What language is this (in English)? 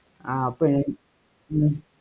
Tamil